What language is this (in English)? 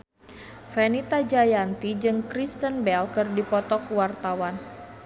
Sundanese